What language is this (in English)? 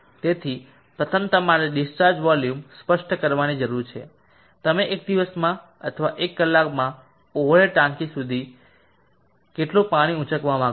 Gujarati